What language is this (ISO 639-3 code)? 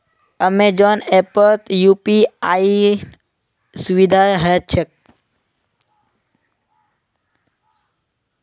mag